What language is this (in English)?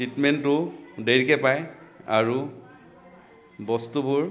Assamese